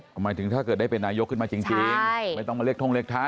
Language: Thai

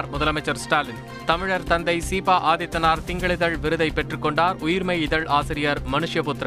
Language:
Tamil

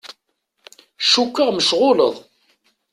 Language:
Kabyle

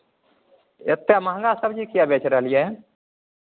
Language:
Maithili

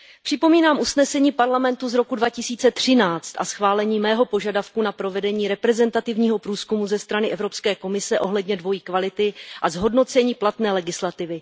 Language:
Czech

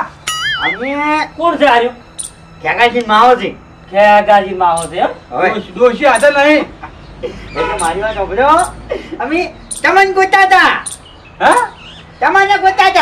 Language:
Gujarati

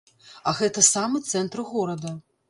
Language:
Belarusian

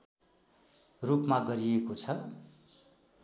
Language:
Nepali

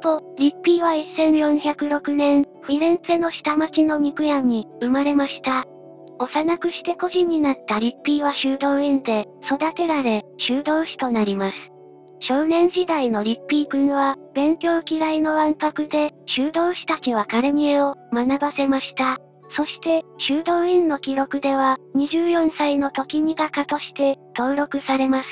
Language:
Japanese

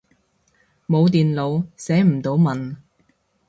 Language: Cantonese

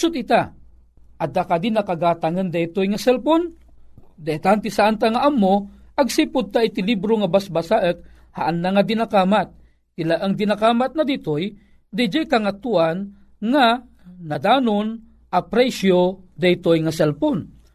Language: Filipino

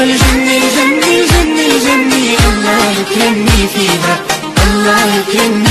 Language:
Polish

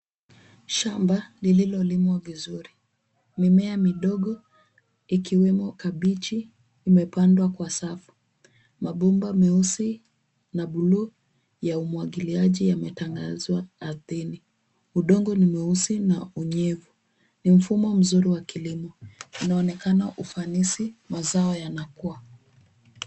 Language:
Swahili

